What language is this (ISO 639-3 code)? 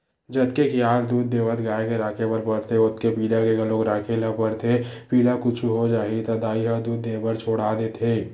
hne